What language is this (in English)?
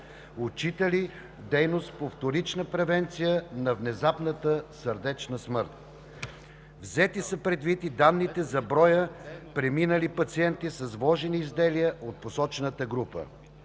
Bulgarian